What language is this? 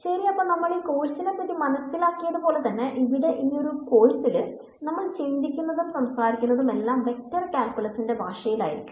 Malayalam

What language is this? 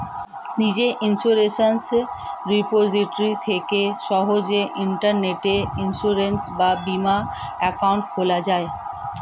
Bangla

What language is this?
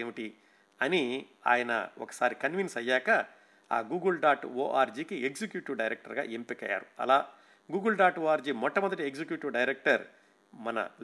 Telugu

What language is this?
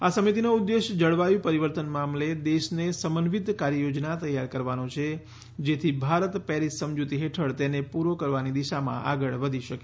Gujarati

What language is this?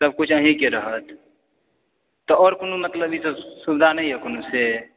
Maithili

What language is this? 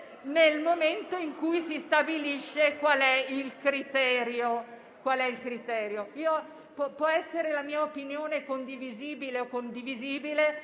Italian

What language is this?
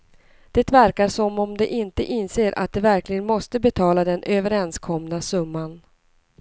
Swedish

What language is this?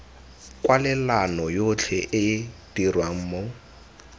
Tswana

